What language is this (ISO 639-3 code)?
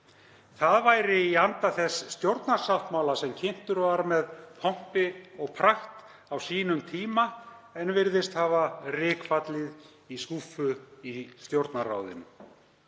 isl